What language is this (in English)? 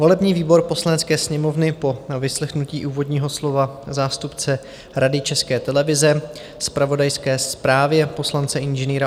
Czech